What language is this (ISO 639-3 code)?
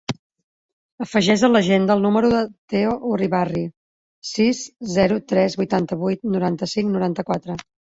cat